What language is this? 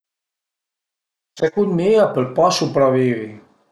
Piedmontese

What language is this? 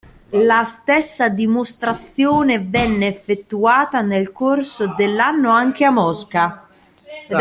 Italian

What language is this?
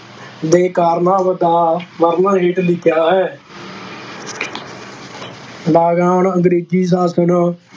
Punjabi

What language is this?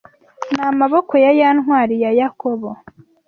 Kinyarwanda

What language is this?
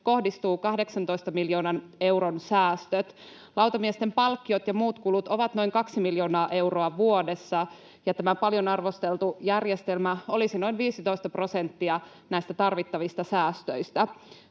Finnish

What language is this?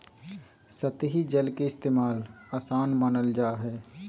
Magahi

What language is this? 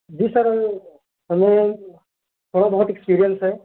Urdu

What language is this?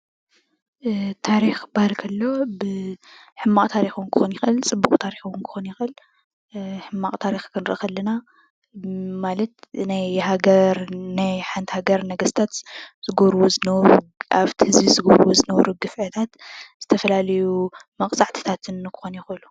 Tigrinya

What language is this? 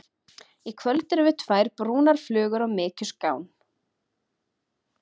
Icelandic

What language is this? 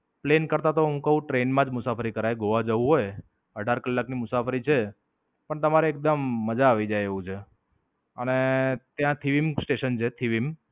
Gujarati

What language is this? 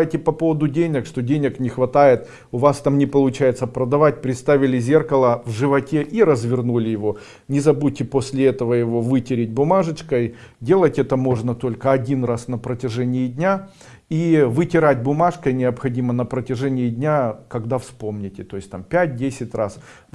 Russian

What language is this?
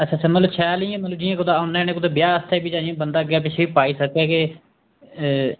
Dogri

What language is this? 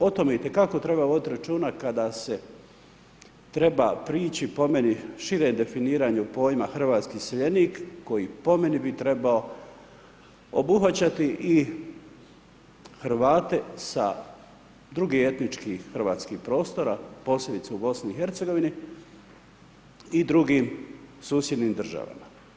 Croatian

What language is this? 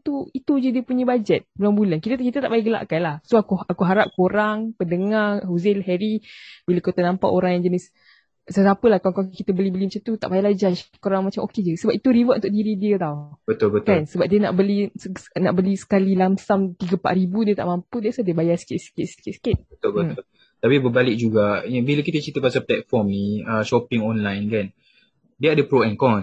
Malay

